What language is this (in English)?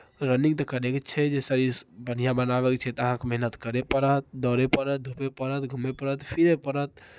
Maithili